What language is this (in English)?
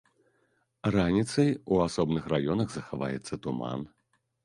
Belarusian